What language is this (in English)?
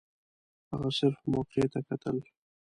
Pashto